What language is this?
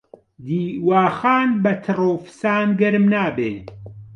Central Kurdish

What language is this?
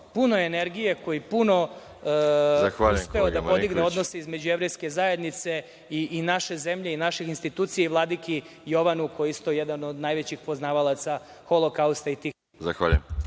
Serbian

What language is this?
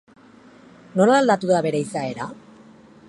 Basque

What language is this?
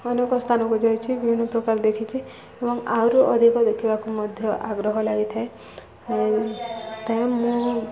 Odia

